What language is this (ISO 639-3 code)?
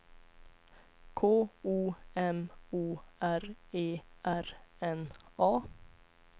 swe